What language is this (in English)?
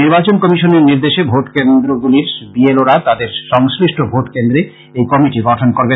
Bangla